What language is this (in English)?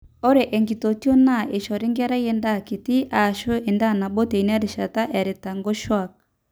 Masai